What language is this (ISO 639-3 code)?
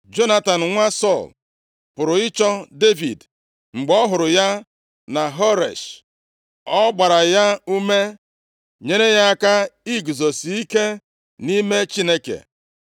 ibo